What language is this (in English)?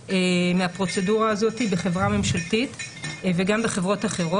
Hebrew